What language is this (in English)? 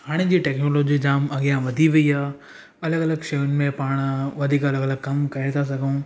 Sindhi